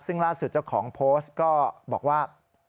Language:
Thai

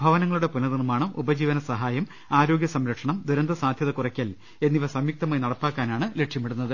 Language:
Malayalam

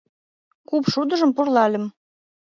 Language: Mari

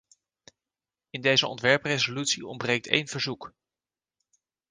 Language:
Dutch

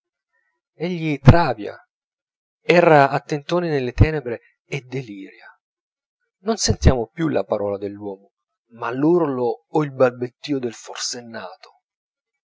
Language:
Italian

